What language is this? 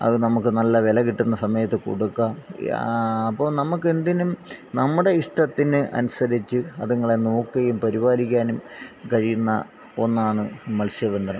Malayalam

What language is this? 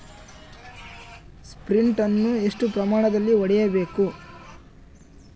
Kannada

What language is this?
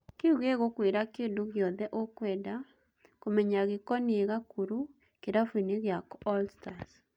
Kikuyu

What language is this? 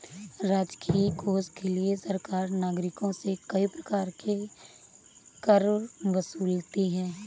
Hindi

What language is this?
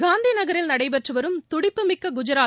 Tamil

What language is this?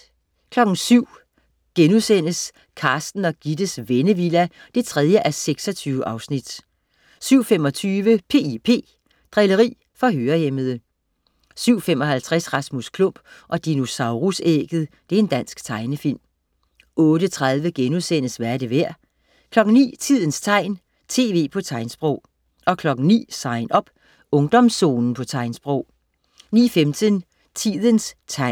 Danish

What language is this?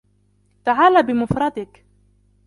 Arabic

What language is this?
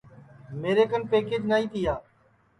Sansi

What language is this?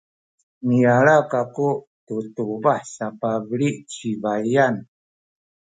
Sakizaya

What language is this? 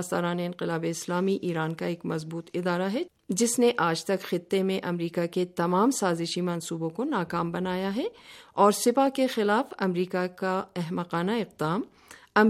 Urdu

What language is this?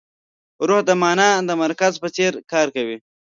Pashto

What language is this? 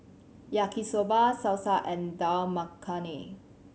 English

